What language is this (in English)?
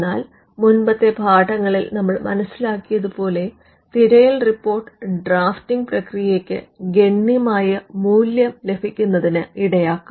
Malayalam